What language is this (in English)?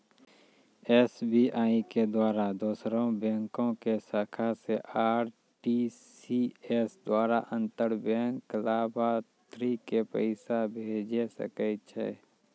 Maithili